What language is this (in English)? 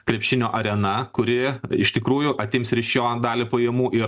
Lithuanian